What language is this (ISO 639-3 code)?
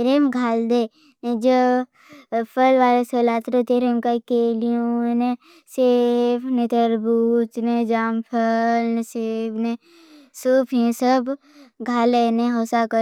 bhb